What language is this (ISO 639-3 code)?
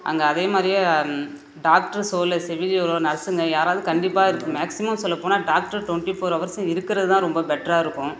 tam